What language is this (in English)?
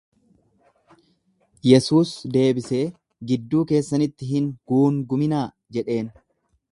Oromo